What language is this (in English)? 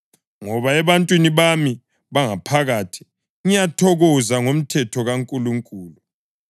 North Ndebele